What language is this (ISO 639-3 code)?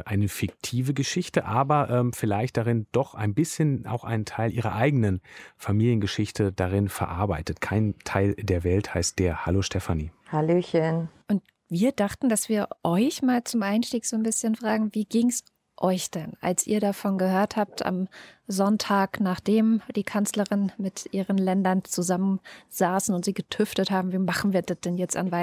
deu